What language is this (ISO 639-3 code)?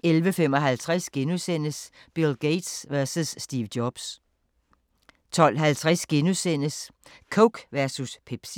dan